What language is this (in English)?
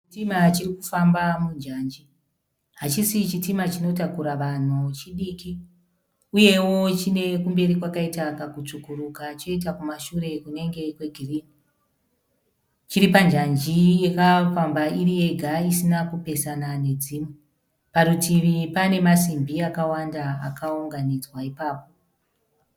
Shona